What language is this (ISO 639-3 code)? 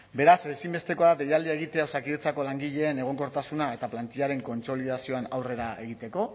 eus